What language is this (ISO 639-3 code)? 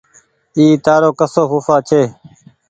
gig